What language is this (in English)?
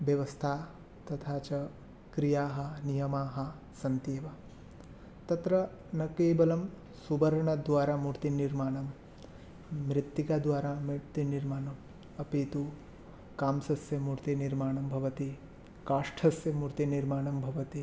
Sanskrit